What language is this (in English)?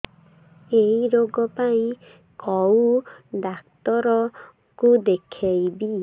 Odia